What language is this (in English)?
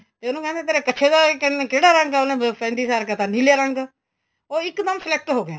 Punjabi